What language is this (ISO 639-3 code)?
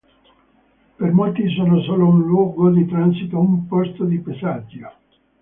ita